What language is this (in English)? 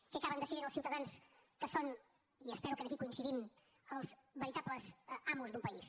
Catalan